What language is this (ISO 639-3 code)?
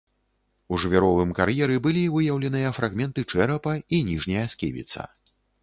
bel